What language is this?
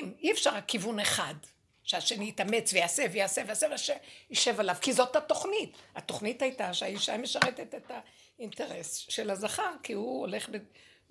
Hebrew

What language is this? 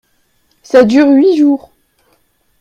French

